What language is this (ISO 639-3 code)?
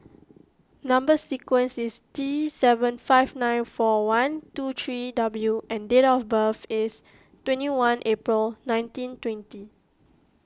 eng